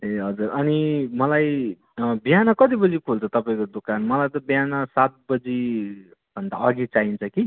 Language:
Nepali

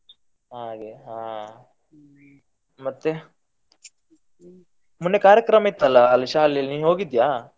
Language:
Kannada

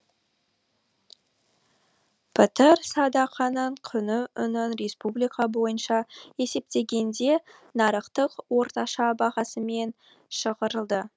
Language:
Kazakh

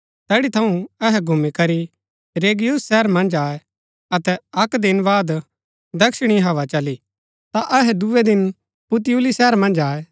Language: Gaddi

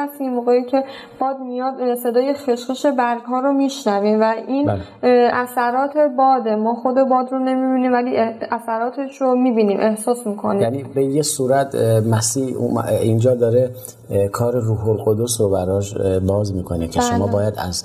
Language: Persian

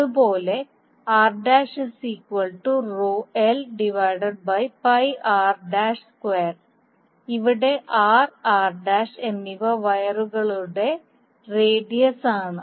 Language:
Malayalam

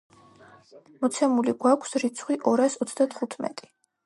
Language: Georgian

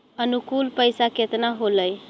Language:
Magahi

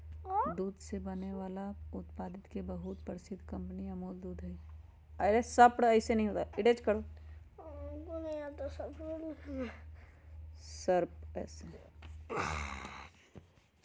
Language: Magahi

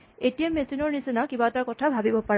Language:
Assamese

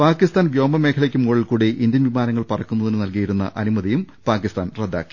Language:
Malayalam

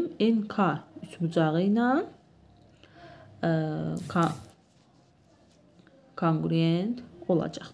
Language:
Turkish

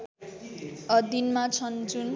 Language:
Nepali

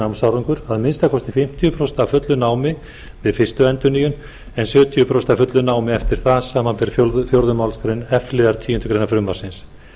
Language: Icelandic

